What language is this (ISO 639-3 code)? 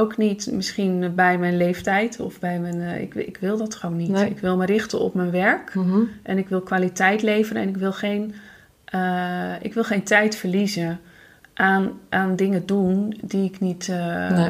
nld